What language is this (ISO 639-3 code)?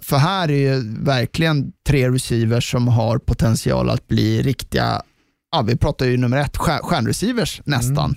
swe